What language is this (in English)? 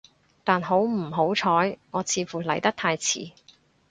Cantonese